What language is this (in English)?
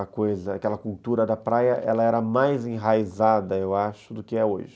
Portuguese